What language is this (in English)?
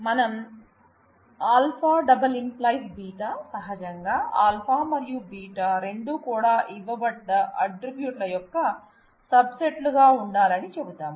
Telugu